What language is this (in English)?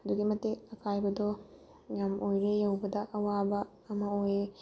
Manipuri